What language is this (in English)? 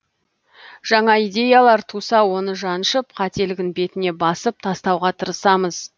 Kazakh